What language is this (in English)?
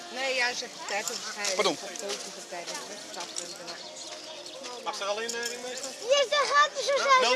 Dutch